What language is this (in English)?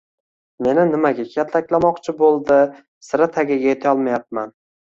Uzbek